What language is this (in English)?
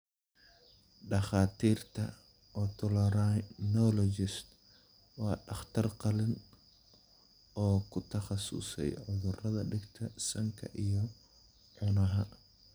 Somali